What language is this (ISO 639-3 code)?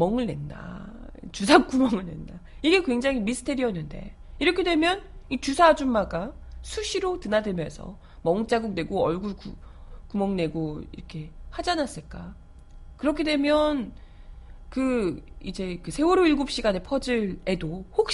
kor